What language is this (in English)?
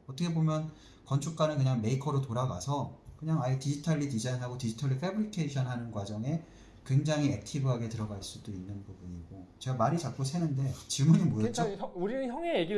Korean